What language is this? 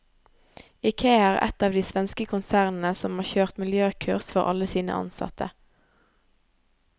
Norwegian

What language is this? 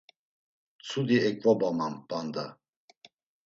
Laz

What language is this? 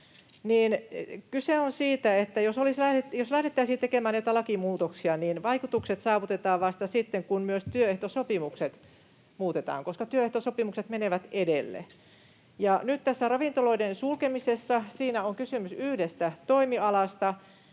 Finnish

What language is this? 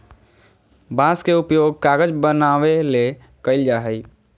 Magahi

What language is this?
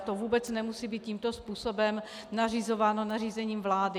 Czech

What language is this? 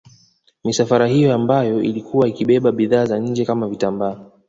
Swahili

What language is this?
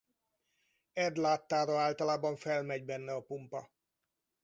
Hungarian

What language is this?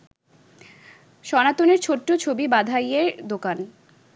Bangla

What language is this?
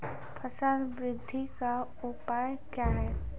Maithili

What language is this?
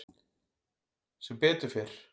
Icelandic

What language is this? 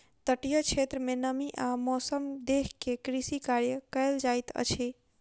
Maithili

